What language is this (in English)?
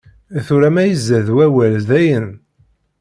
Kabyle